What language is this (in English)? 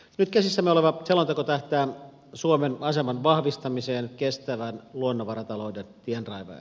Finnish